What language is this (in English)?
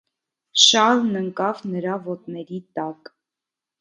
Armenian